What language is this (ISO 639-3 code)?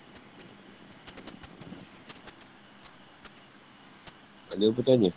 msa